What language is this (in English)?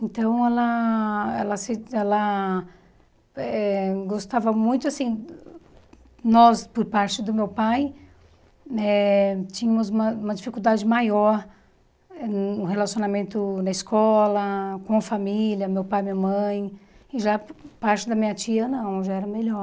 Portuguese